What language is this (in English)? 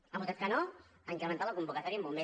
Catalan